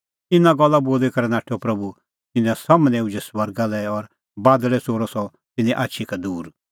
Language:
Kullu Pahari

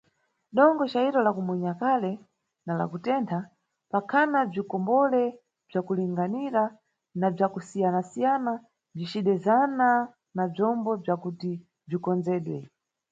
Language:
Nyungwe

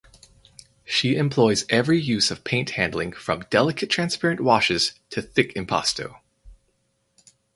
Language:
English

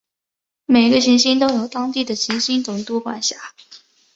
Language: Chinese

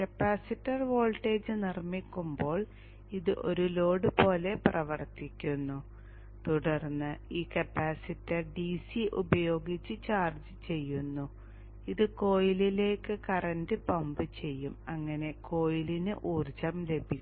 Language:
Malayalam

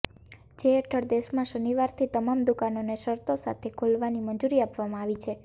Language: Gujarati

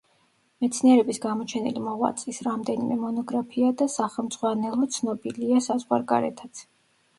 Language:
Georgian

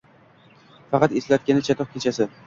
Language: Uzbek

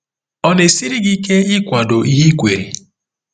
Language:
Igbo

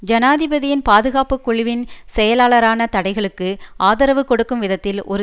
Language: Tamil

